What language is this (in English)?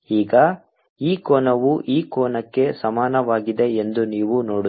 Kannada